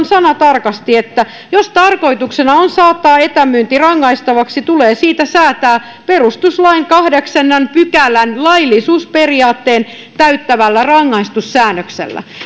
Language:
Finnish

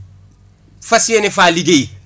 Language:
Wolof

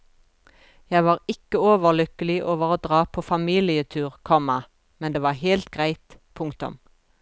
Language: Norwegian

